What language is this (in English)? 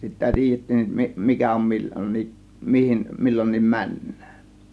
Finnish